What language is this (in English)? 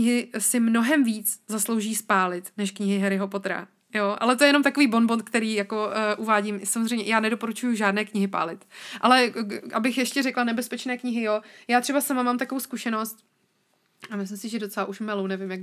Czech